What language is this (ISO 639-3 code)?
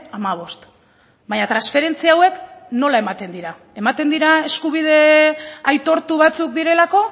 eus